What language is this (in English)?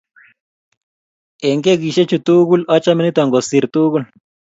Kalenjin